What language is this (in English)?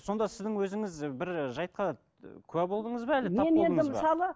Kazakh